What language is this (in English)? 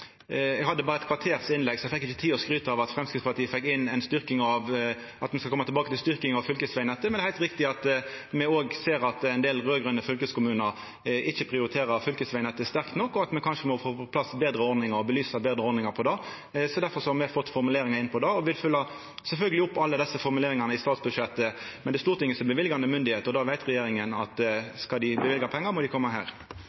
Norwegian Nynorsk